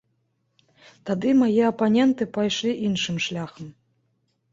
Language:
Belarusian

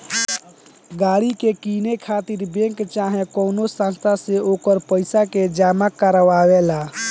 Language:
Bhojpuri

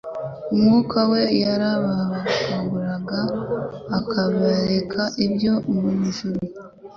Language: Kinyarwanda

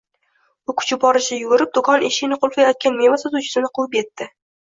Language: Uzbek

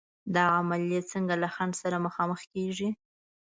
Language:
Pashto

